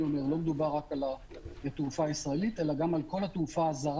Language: Hebrew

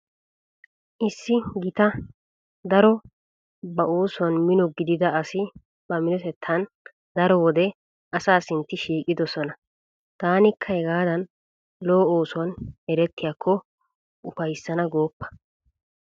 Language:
Wolaytta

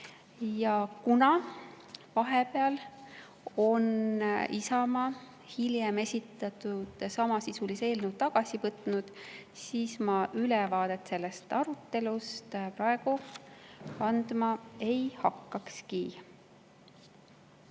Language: Estonian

